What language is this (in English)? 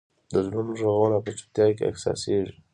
Pashto